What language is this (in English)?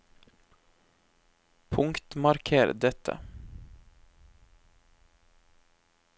Norwegian